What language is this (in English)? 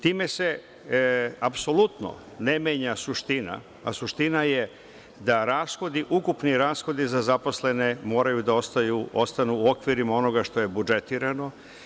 Serbian